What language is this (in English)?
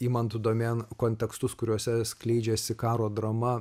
Lithuanian